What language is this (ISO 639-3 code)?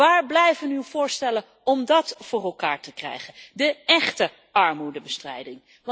nld